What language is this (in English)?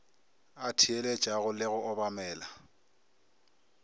Northern Sotho